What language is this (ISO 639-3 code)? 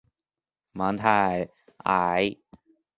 zho